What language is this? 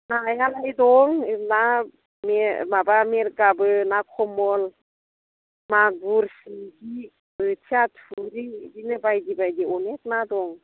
Bodo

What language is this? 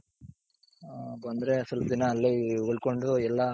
Kannada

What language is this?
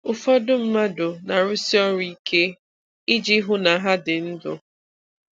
Igbo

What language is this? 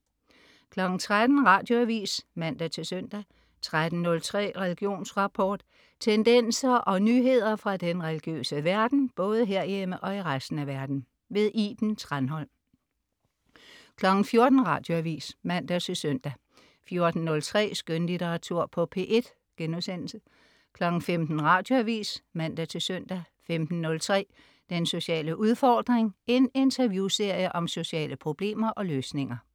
Danish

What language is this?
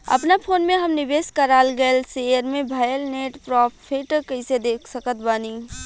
Bhojpuri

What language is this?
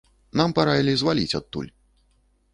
Belarusian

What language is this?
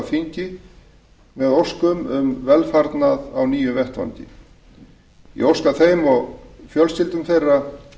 Icelandic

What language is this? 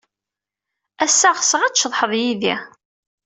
Kabyle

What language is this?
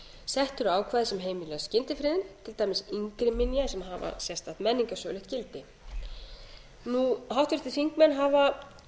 Icelandic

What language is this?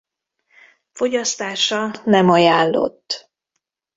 Hungarian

